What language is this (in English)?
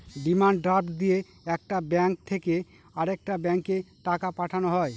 Bangla